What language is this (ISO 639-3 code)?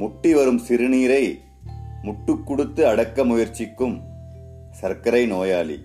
tam